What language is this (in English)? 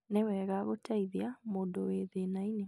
Kikuyu